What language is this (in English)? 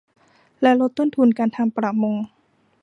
Thai